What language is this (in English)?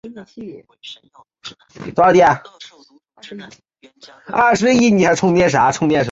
Chinese